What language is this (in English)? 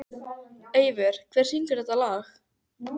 Icelandic